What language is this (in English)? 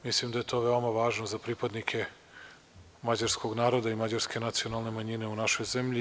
Serbian